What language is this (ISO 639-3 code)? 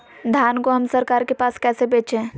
mag